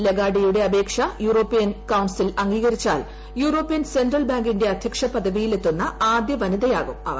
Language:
Malayalam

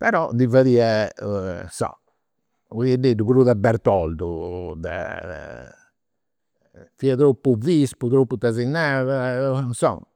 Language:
Campidanese Sardinian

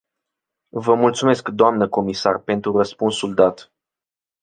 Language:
Romanian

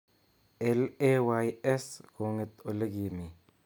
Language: Kalenjin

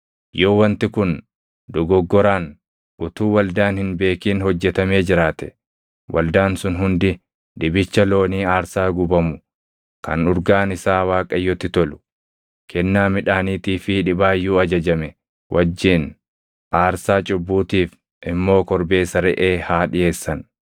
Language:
Oromo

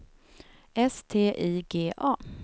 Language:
Swedish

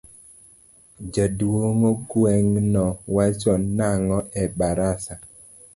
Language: Luo (Kenya and Tanzania)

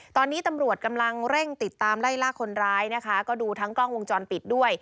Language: Thai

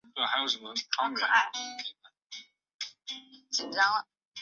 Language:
Chinese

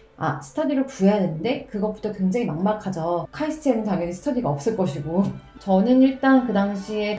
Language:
Korean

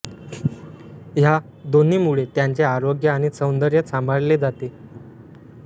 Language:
Marathi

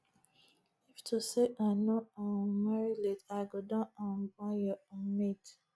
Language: Nigerian Pidgin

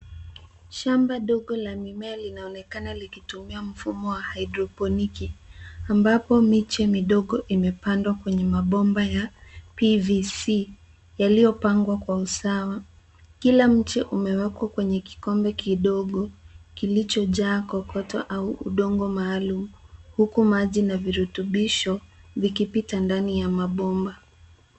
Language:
Swahili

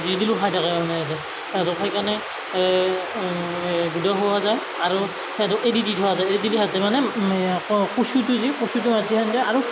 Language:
Assamese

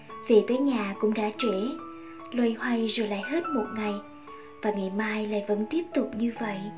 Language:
Vietnamese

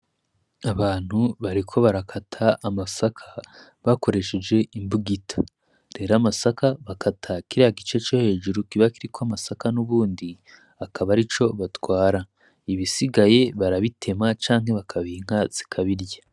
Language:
Rundi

